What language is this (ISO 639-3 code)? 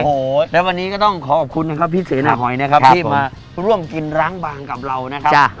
tha